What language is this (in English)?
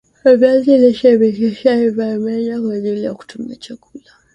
Swahili